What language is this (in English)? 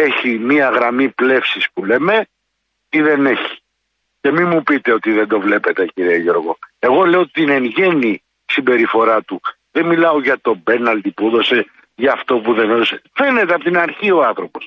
Greek